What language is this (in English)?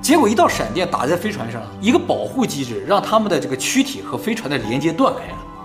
Chinese